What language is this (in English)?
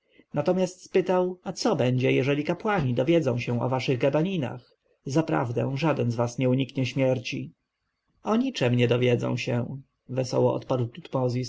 Polish